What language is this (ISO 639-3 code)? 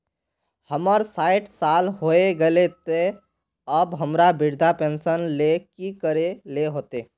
mag